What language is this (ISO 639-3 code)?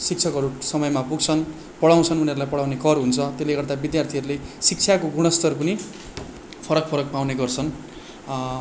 nep